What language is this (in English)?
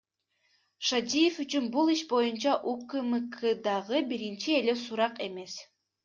Kyrgyz